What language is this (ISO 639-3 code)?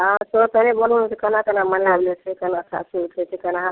mai